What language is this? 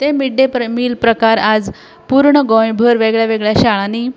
Konkani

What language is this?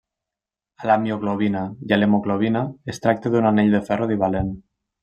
Catalan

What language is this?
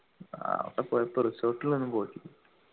Malayalam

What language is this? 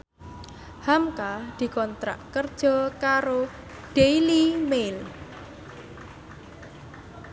Javanese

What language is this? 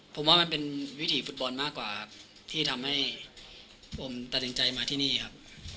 Thai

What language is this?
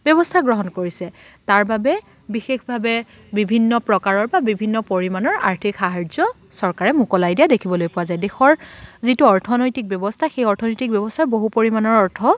Assamese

